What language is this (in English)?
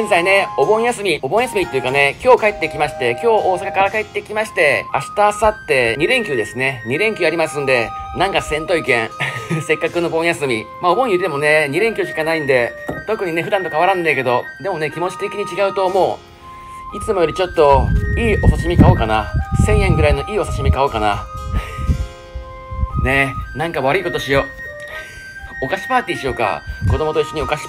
Japanese